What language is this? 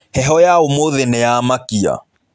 Kikuyu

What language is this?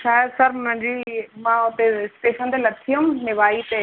Sindhi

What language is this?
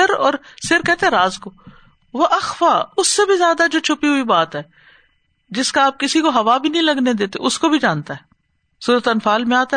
Urdu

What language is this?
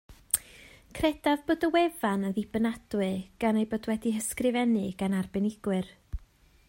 Welsh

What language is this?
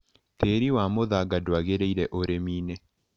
Kikuyu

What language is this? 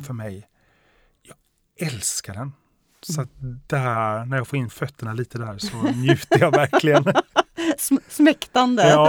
Swedish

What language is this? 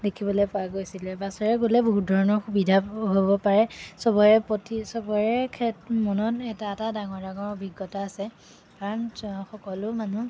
Assamese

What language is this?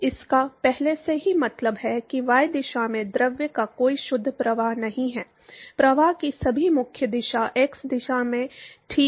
Hindi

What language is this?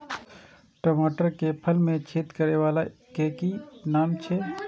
Maithili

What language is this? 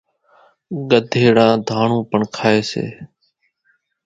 Kachi Koli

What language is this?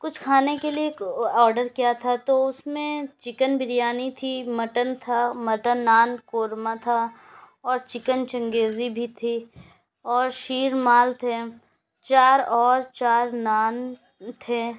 Urdu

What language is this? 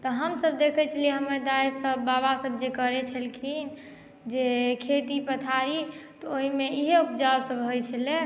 Maithili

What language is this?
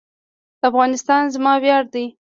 Pashto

